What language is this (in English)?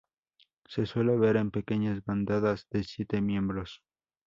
Spanish